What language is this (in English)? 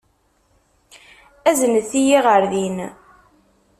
Kabyle